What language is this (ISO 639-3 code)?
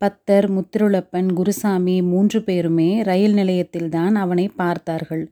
tam